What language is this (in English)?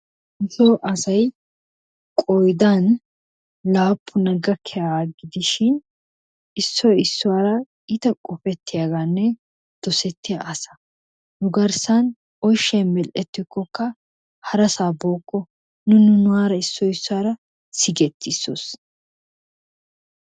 Wolaytta